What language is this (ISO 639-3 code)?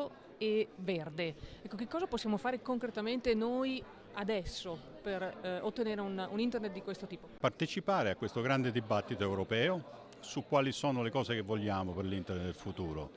ita